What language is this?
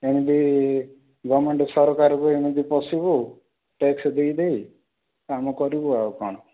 Odia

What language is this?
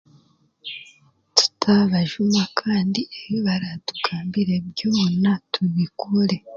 Chiga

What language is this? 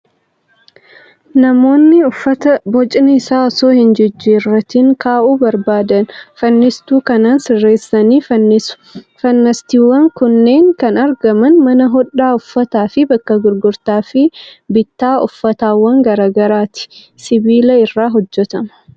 Oromo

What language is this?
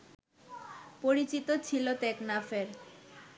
Bangla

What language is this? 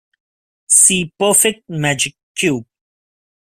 English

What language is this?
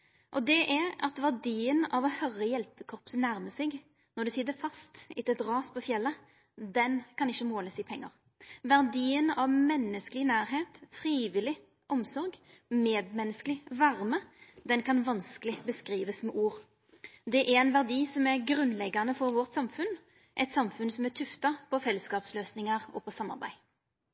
Norwegian Nynorsk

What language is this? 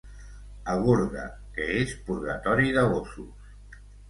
Catalan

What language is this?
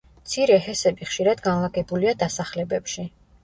Georgian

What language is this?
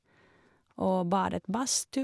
Norwegian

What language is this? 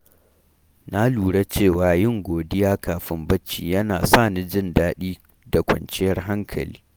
Hausa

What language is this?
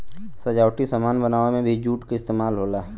Bhojpuri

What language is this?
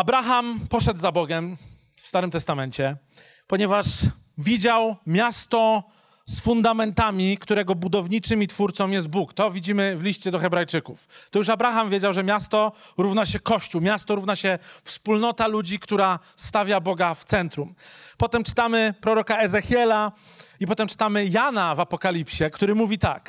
Polish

